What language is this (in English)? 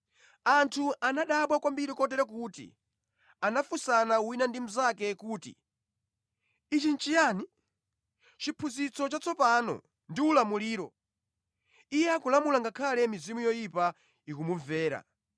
Nyanja